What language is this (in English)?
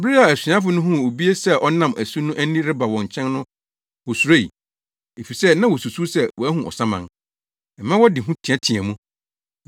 Akan